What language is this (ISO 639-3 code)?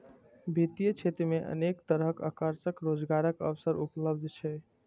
mai